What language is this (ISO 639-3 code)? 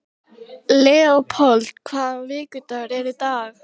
isl